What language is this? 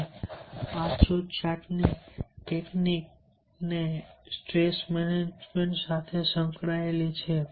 Gujarati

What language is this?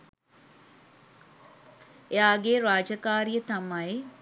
Sinhala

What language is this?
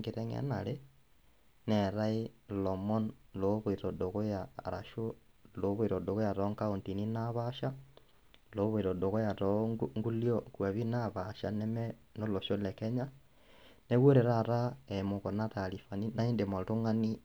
Masai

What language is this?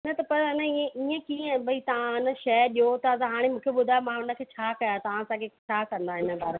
Sindhi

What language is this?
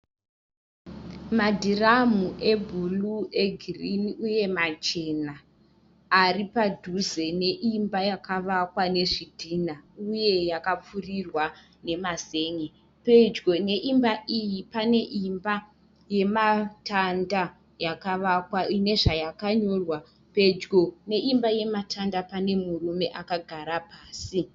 Shona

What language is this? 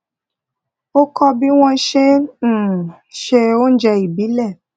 Yoruba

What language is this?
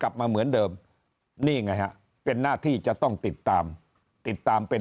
Thai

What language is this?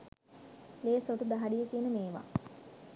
Sinhala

